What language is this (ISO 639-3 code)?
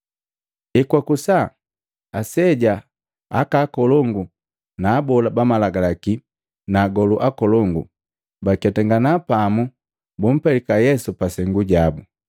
mgv